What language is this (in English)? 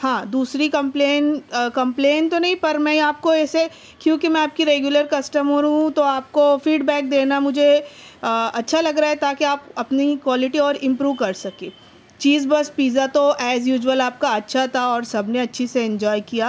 Urdu